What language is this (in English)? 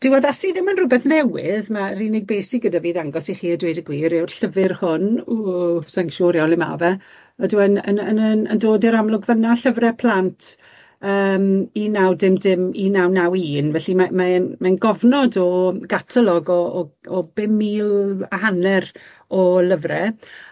Welsh